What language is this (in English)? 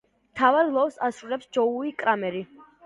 Georgian